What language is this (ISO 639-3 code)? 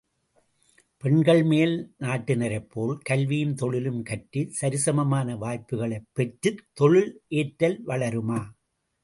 tam